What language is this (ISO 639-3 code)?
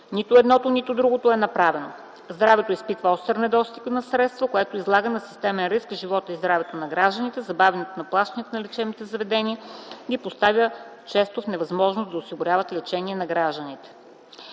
bul